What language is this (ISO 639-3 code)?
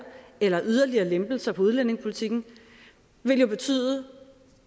dan